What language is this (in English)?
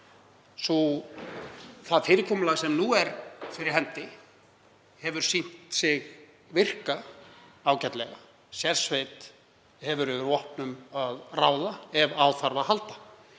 Icelandic